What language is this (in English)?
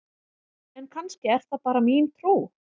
Icelandic